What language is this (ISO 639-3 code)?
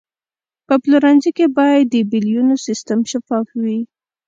pus